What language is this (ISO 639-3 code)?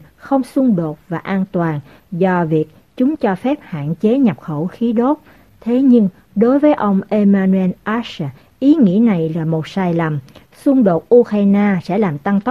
vie